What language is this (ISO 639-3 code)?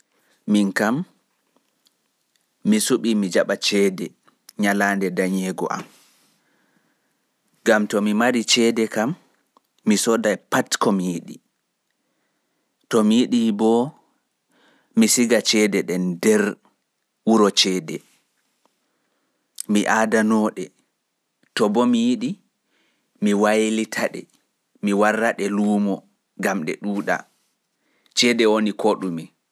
ful